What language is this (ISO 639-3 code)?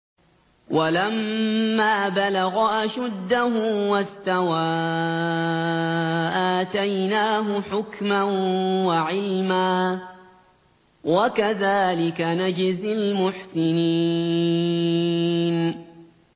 ara